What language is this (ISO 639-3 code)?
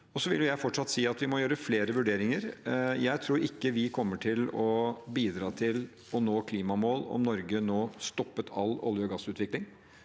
nor